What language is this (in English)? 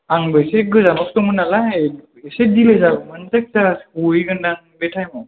Bodo